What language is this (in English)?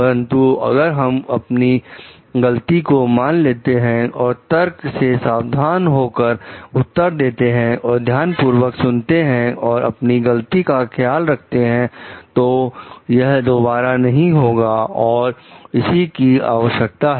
Hindi